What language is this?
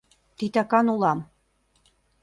Mari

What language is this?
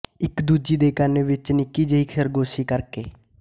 Punjabi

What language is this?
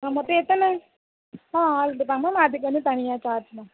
Tamil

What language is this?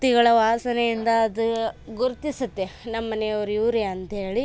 Kannada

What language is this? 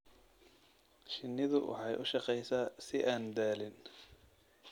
Somali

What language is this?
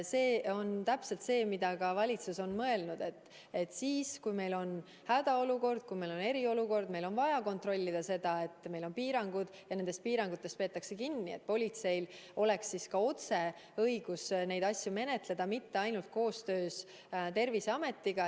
Estonian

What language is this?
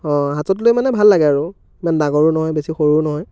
Assamese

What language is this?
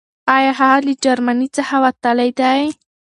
Pashto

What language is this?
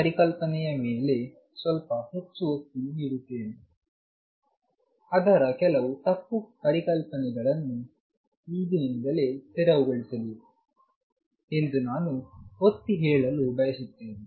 Kannada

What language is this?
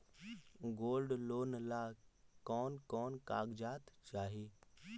Magahi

